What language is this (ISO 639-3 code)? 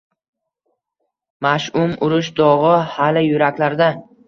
uzb